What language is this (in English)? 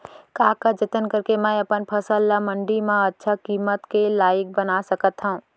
Chhattisgarhi